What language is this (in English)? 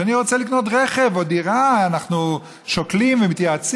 Hebrew